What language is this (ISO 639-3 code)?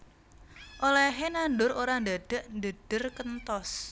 jav